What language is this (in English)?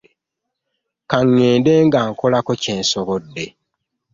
Ganda